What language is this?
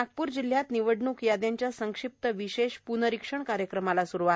Marathi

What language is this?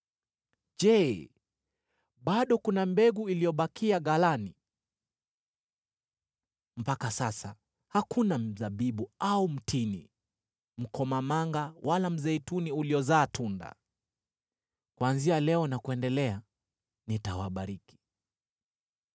Swahili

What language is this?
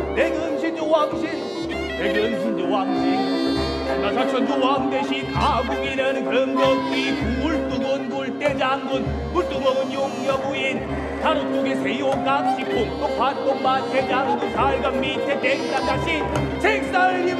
Korean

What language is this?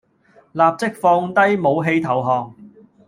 Cantonese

